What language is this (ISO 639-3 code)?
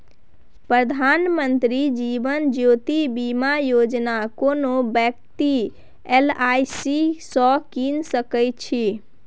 mai